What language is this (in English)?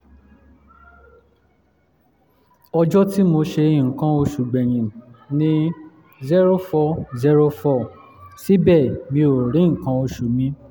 Yoruba